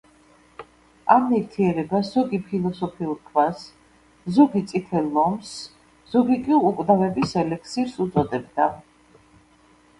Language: Georgian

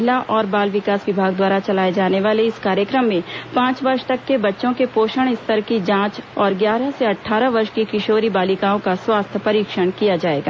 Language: Hindi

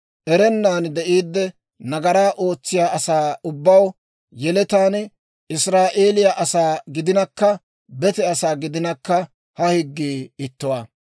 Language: Dawro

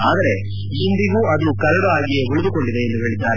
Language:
Kannada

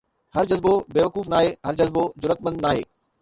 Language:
Sindhi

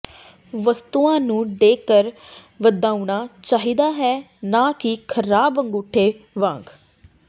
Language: Punjabi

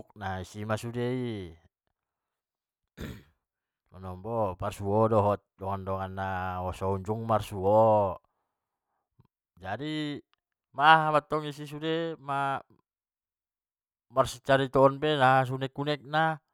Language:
Batak Mandailing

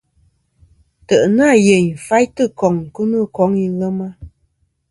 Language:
Kom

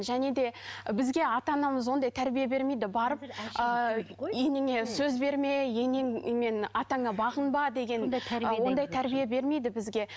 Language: Kazakh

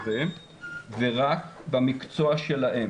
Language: Hebrew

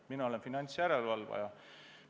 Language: Estonian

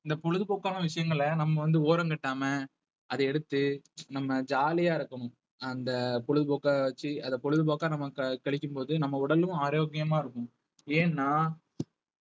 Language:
Tamil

